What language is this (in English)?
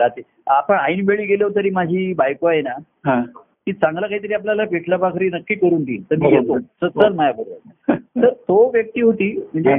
Marathi